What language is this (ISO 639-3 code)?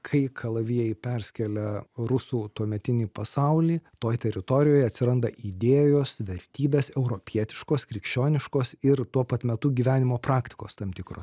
lit